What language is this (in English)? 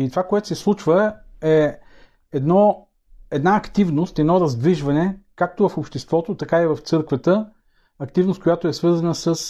Bulgarian